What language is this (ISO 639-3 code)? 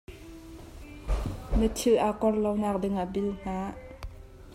cnh